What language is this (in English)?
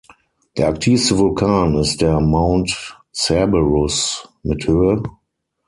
German